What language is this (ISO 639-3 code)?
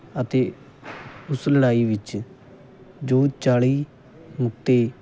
pan